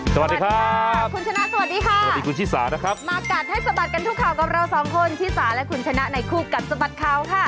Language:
Thai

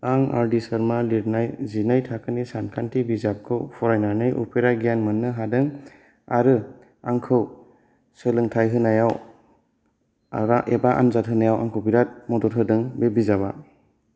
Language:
Bodo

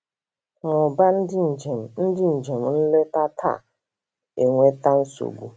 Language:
Igbo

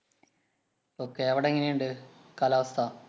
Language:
Malayalam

